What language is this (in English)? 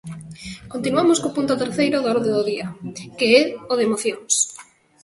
Galician